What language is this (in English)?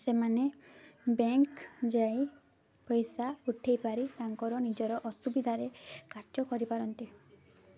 Odia